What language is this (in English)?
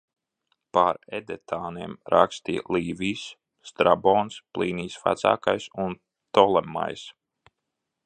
Latvian